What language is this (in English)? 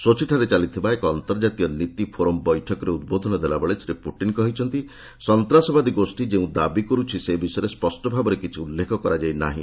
Odia